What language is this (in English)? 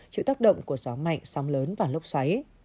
Vietnamese